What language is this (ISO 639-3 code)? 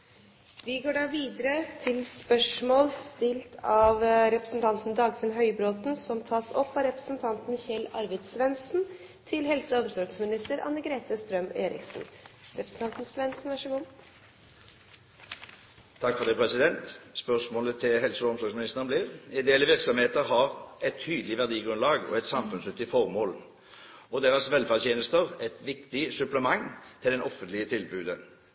nor